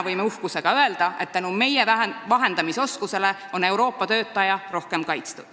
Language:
Estonian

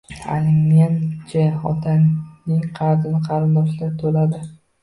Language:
Uzbek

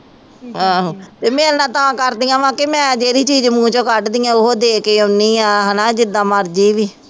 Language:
Punjabi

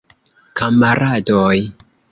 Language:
Esperanto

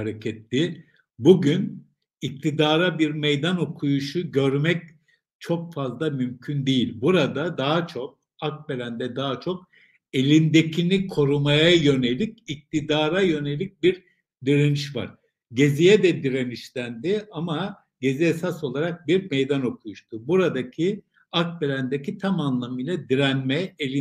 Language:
Turkish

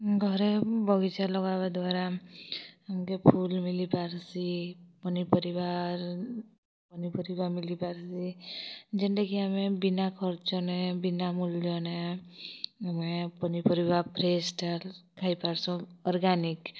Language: Odia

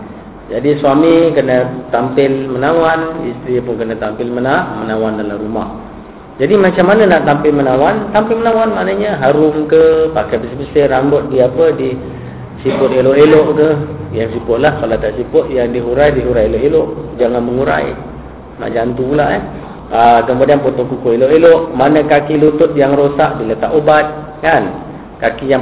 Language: Malay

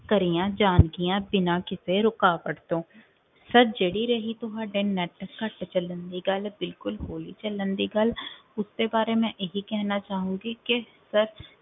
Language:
Punjabi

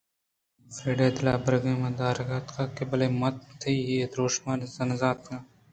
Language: Eastern Balochi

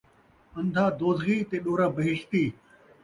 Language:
Saraiki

